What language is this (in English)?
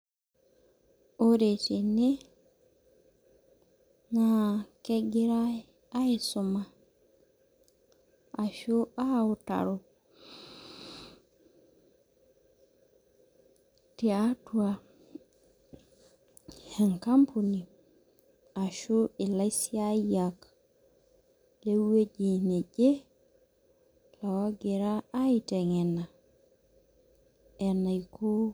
Masai